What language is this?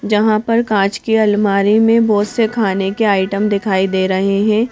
Hindi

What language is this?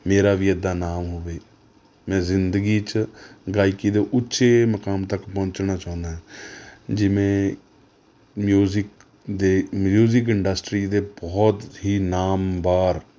Punjabi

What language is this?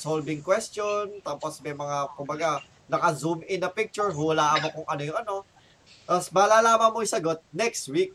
Filipino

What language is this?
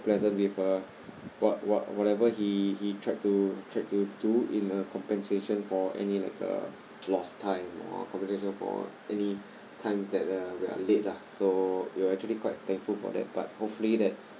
English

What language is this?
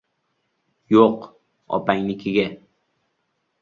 Uzbek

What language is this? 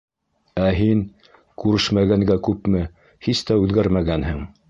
Bashkir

